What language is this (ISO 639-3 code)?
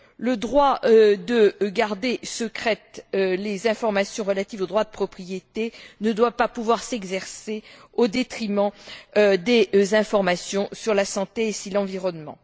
fra